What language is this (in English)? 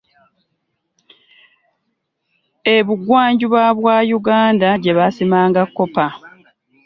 Ganda